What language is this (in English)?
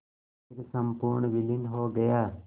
Hindi